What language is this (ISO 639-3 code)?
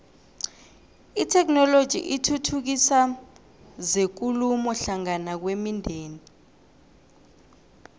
nbl